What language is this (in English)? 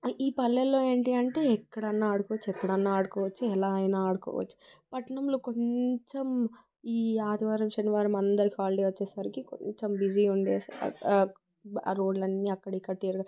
Telugu